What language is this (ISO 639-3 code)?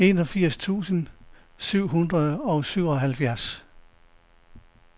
dan